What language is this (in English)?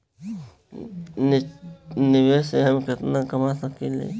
Bhojpuri